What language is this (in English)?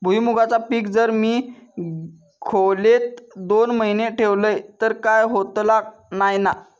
Marathi